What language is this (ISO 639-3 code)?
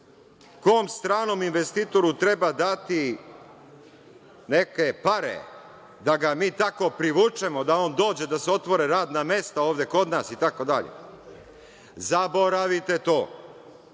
srp